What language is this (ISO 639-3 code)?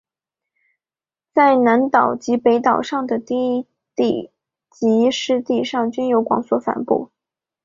zho